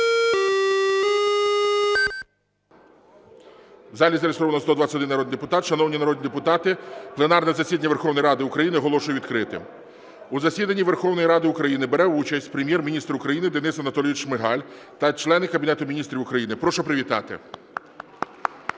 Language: Ukrainian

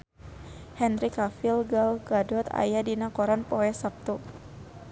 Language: Sundanese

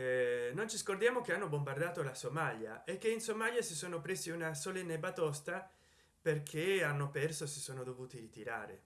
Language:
Italian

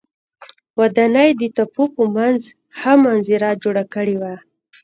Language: Pashto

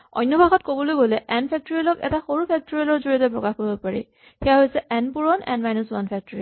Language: Assamese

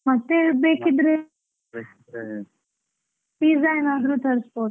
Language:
Kannada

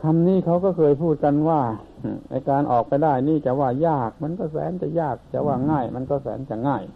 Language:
Thai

